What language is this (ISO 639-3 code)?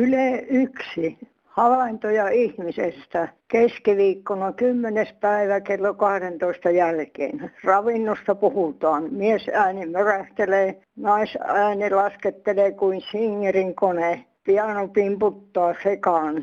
fin